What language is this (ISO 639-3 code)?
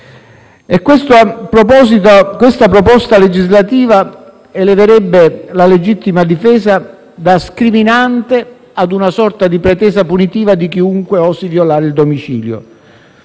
ita